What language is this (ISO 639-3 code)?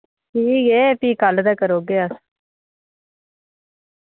doi